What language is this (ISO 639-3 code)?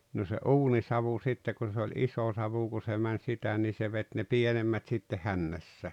fin